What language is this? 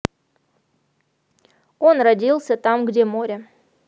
Russian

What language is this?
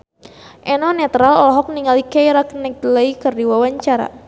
Sundanese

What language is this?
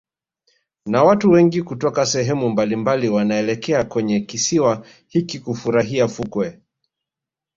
Swahili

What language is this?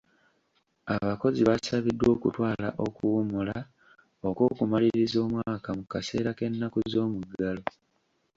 Ganda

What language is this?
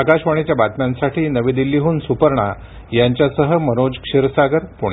Marathi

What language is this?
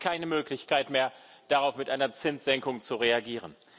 German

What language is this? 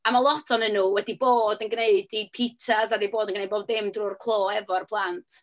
Welsh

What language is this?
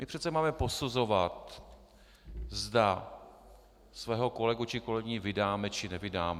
Czech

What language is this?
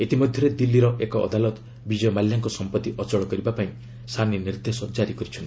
Odia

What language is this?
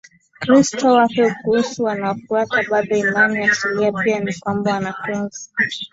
Swahili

